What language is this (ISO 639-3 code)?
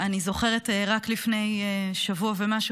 heb